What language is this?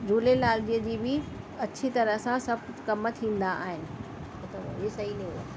Sindhi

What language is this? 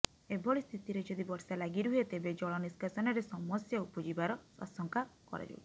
Odia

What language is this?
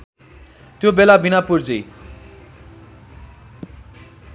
Nepali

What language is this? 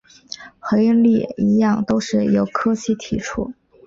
Chinese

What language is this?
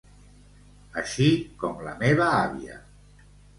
Catalan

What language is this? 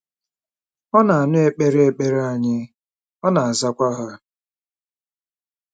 Igbo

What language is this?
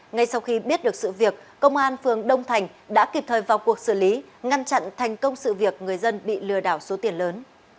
Vietnamese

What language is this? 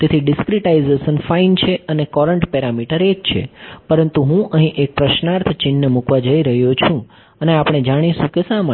Gujarati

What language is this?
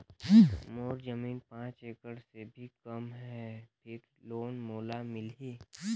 Chhattisgarhi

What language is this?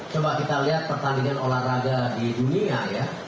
Indonesian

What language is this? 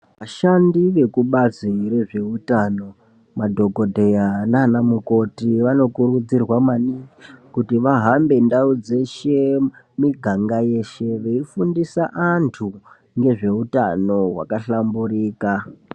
Ndau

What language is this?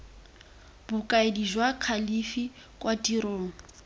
Tswana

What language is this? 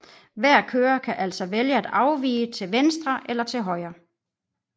Danish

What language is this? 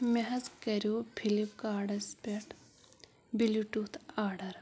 Kashmiri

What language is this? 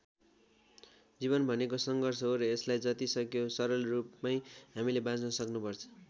Nepali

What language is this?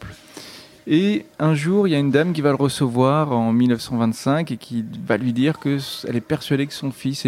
French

